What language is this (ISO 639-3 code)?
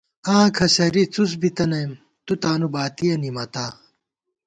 gwt